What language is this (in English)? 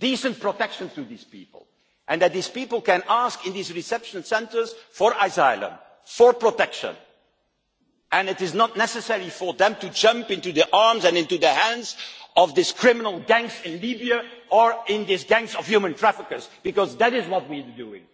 English